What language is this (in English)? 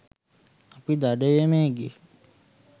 Sinhala